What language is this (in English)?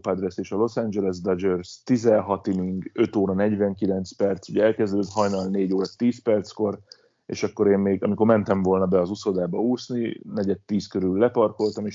Hungarian